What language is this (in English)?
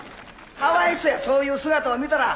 Japanese